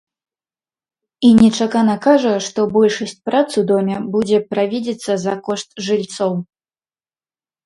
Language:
Belarusian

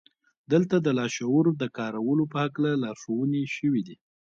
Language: Pashto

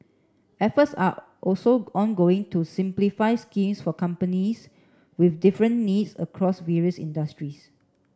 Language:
English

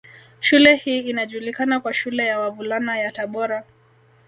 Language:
Swahili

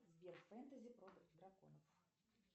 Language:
Russian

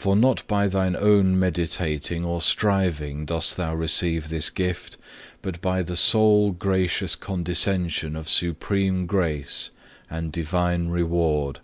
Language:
English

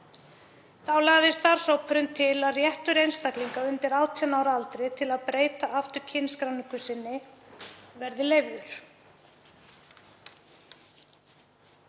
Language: Icelandic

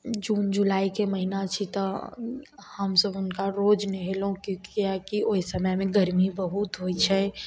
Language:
Maithili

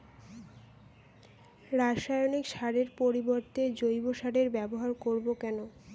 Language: Bangla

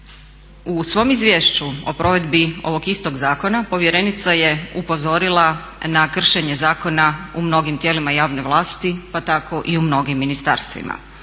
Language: Croatian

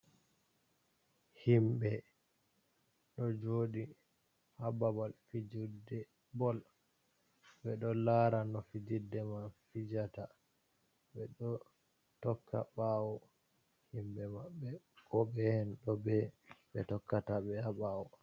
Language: Fula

